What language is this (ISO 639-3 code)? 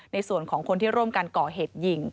tha